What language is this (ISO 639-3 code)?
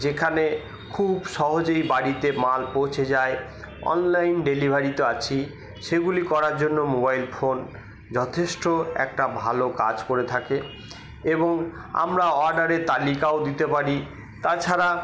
ben